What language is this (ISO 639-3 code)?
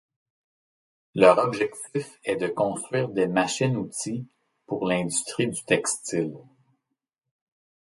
fra